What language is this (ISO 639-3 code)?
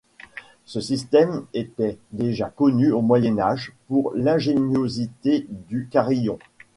fra